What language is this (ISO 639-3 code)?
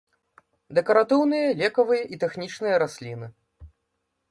bel